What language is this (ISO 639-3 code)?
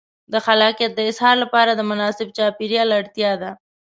pus